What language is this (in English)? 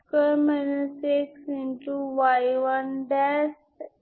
Bangla